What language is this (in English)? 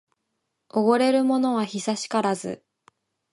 Japanese